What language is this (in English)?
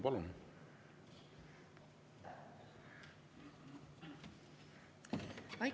Estonian